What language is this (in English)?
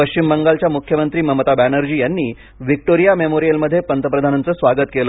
Marathi